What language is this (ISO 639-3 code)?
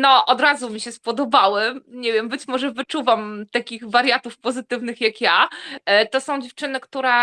pol